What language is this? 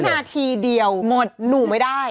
Thai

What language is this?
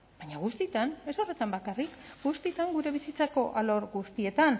Basque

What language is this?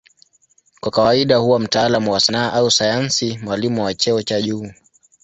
Swahili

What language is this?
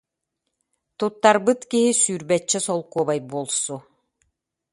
Yakut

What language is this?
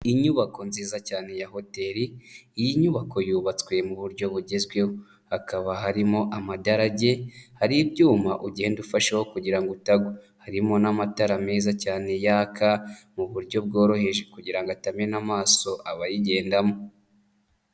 Kinyarwanda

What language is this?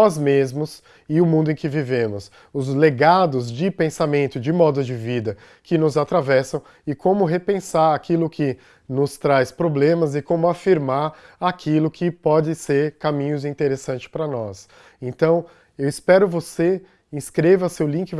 Portuguese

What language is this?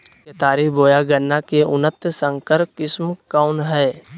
Magahi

